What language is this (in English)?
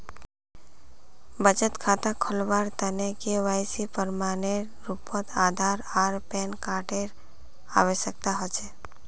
Magahi